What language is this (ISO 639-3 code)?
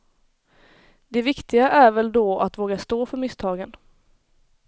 swe